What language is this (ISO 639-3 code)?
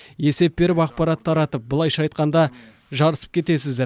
kaz